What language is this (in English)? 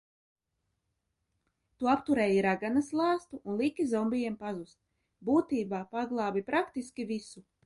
Latvian